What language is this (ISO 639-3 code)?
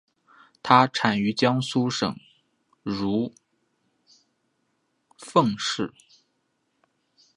zho